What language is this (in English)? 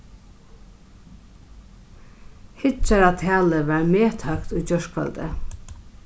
Faroese